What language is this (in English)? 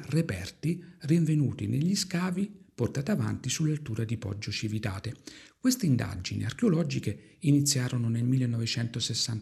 Italian